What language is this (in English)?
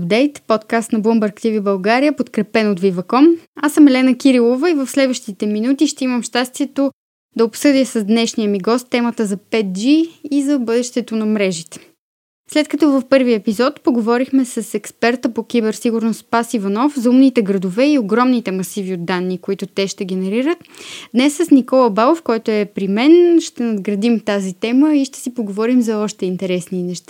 Bulgarian